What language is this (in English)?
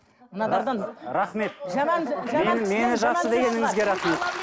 Kazakh